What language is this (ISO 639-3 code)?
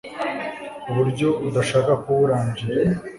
kin